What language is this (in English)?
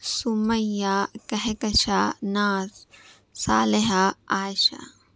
Urdu